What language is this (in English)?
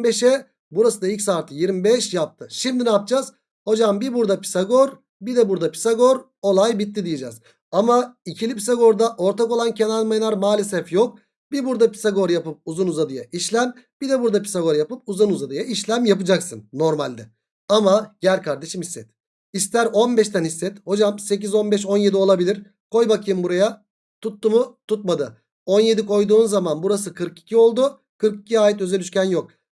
Turkish